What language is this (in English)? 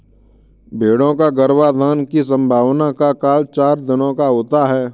Hindi